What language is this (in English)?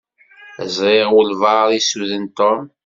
Kabyle